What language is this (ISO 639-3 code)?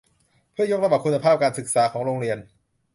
tha